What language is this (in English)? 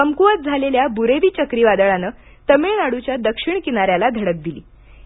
Marathi